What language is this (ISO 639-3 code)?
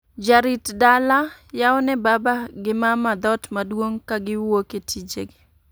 luo